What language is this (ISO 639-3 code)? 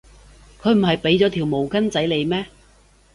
yue